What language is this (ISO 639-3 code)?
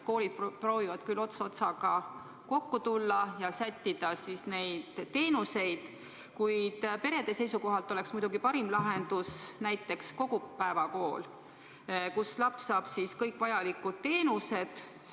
est